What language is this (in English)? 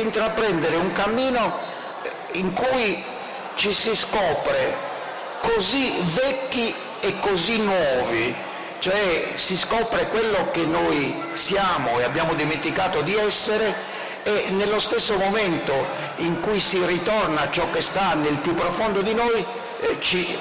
Italian